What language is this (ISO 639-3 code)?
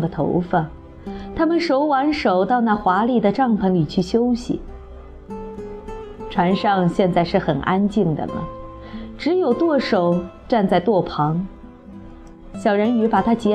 zho